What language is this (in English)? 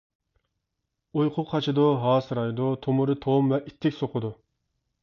Uyghur